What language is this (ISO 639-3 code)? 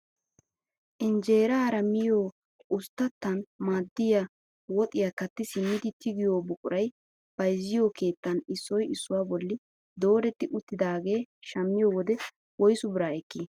wal